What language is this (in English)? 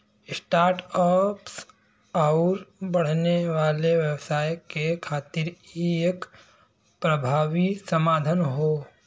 Bhojpuri